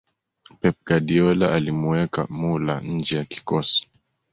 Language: Swahili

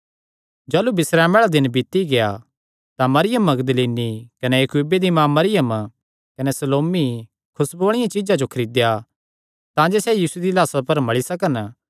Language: Kangri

